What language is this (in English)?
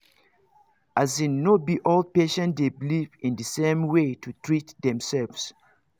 Nigerian Pidgin